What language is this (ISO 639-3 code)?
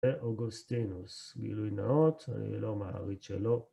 heb